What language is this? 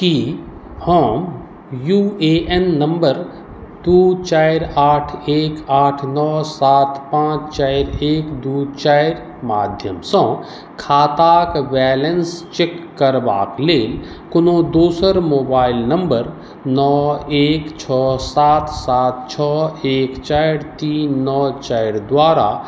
Maithili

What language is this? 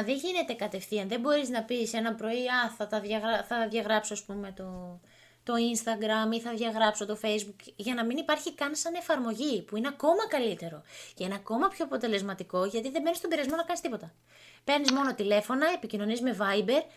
Greek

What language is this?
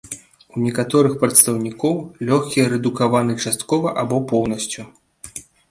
Belarusian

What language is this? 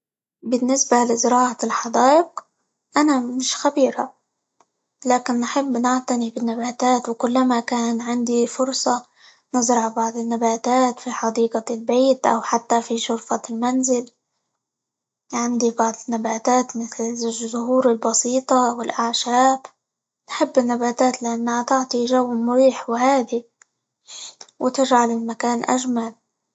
Libyan Arabic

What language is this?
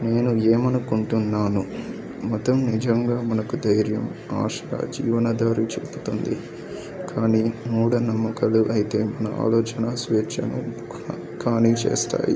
Telugu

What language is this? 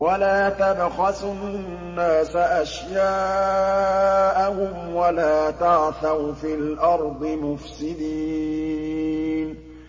Arabic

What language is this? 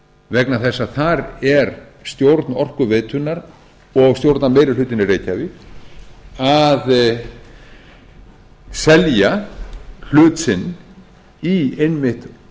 Icelandic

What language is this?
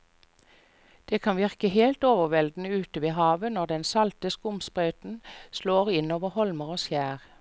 Norwegian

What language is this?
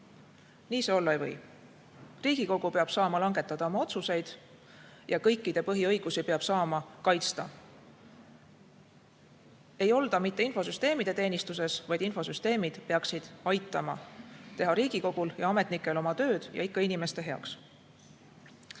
Estonian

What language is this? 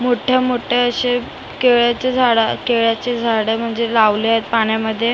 Marathi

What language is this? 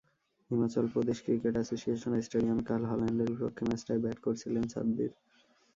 Bangla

